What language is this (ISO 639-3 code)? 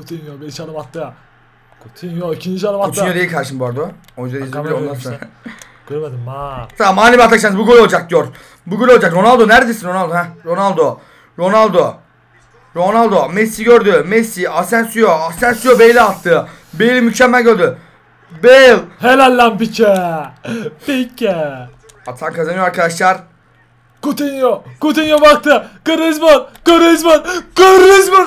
tur